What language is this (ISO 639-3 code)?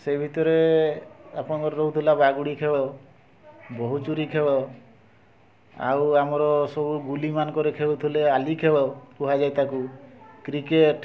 ori